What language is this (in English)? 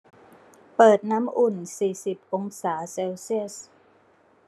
Thai